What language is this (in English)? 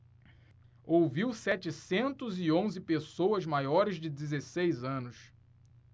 Portuguese